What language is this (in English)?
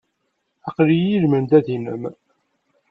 Kabyle